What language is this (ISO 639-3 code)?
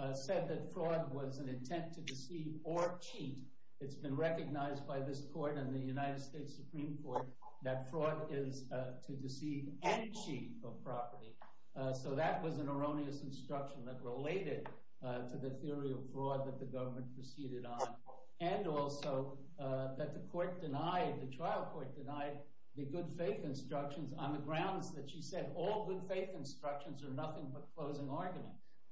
eng